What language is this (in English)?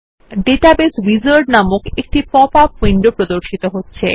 Bangla